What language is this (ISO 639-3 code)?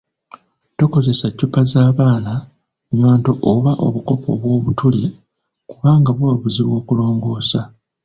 lug